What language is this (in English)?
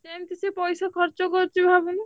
Odia